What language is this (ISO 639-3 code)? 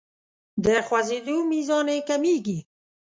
pus